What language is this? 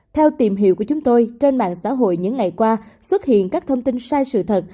Vietnamese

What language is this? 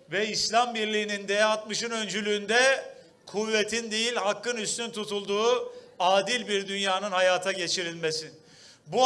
Turkish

